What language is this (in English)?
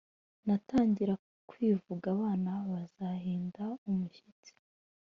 Kinyarwanda